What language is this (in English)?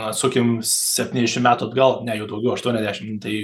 Lithuanian